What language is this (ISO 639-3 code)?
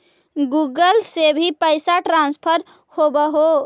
mag